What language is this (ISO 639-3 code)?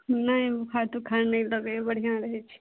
mai